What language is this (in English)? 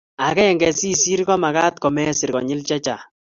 Kalenjin